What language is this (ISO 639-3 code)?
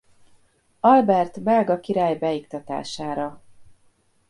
hun